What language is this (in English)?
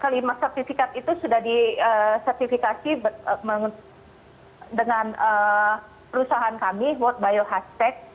Indonesian